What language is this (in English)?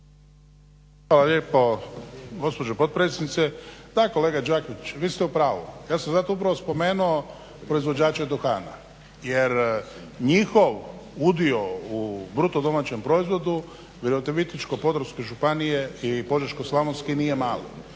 Croatian